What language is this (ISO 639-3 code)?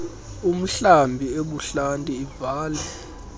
xho